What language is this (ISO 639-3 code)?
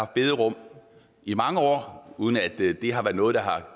dan